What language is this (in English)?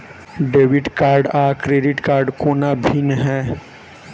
Maithili